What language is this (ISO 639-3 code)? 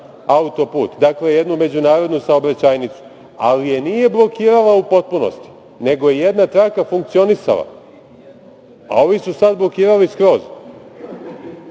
srp